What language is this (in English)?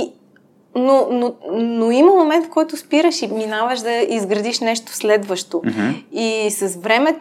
Bulgarian